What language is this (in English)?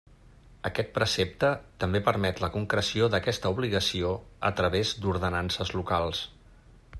Catalan